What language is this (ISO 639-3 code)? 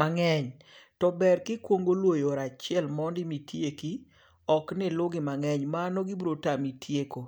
luo